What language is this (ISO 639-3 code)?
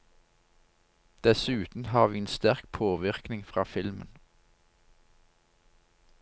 nor